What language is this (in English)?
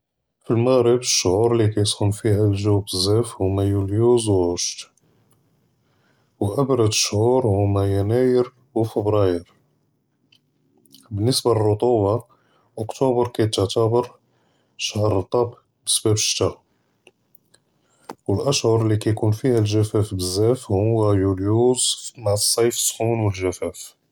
Judeo-Arabic